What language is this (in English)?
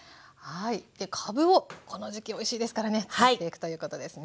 Japanese